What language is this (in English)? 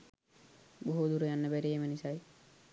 Sinhala